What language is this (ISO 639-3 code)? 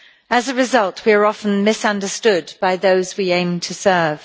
eng